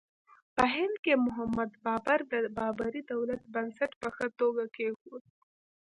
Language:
Pashto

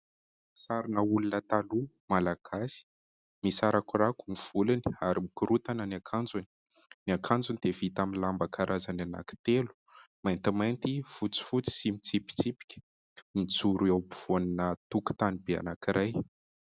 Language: Malagasy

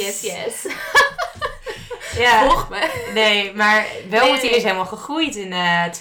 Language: Dutch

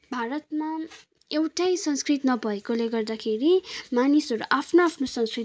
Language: Nepali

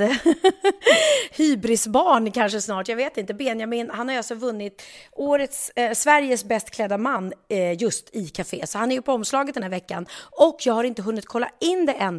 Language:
Swedish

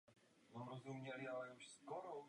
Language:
Czech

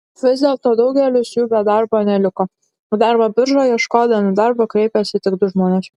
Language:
Lithuanian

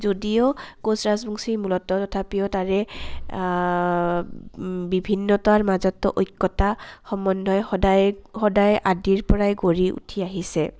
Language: Assamese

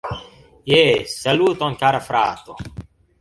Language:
Esperanto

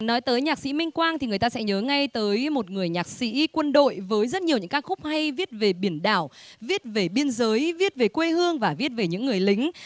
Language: Vietnamese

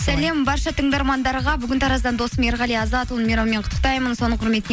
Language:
Kazakh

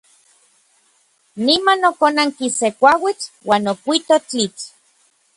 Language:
Orizaba Nahuatl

